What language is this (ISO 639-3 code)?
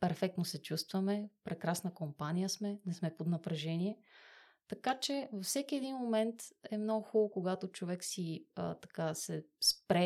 bul